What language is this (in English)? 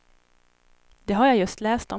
Swedish